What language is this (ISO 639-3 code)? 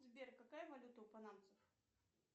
rus